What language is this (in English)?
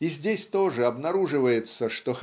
Russian